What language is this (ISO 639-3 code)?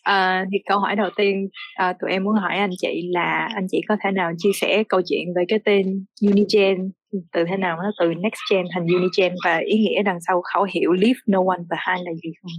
vie